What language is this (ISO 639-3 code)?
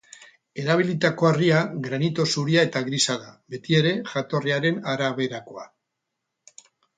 eus